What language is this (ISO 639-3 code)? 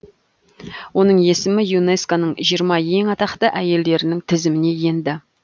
kaz